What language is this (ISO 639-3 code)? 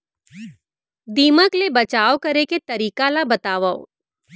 hne